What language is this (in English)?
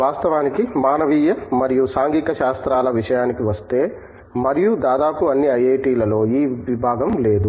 Telugu